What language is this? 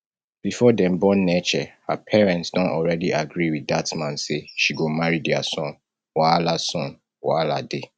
Nigerian Pidgin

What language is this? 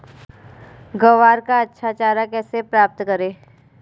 Hindi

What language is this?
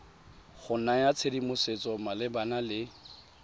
Tswana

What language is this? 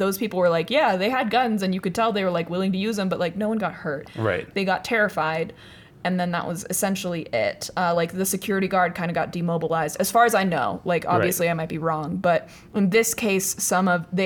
English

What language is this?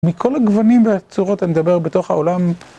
Hebrew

